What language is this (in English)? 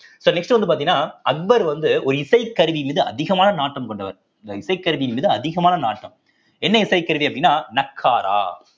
Tamil